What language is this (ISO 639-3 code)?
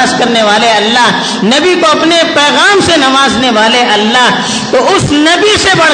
urd